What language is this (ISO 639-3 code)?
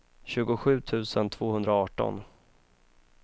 swe